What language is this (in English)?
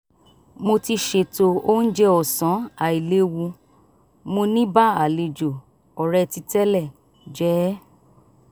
Yoruba